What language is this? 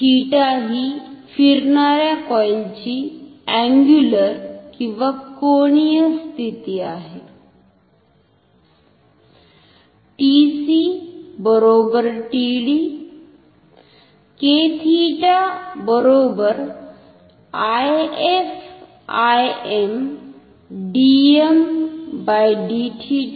Marathi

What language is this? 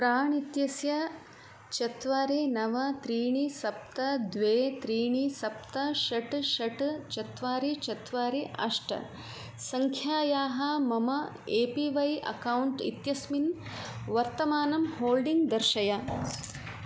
Sanskrit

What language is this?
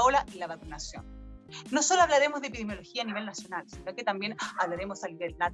Spanish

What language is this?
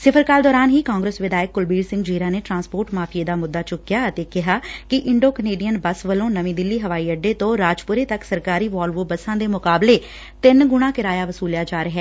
Punjabi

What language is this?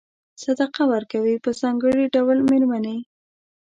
Pashto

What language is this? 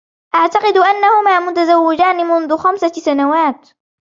Arabic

